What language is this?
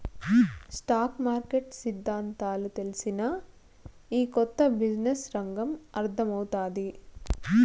Telugu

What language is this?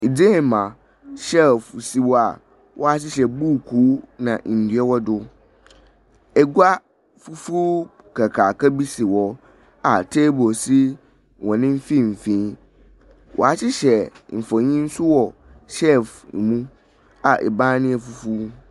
Akan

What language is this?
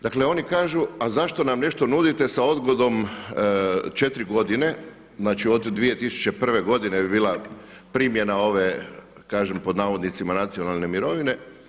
Croatian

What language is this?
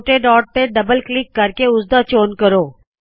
Punjabi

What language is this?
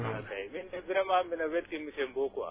Wolof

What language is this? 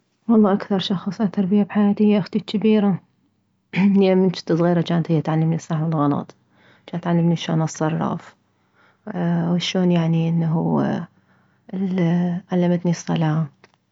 Mesopotamian Arabic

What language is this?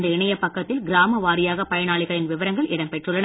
Tamil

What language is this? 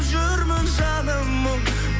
Kazakh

